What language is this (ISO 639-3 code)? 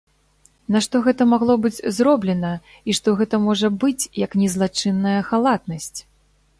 bel